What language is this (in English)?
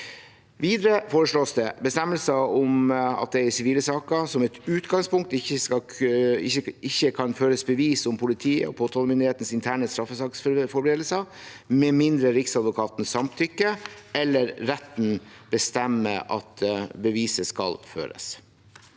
Norwegian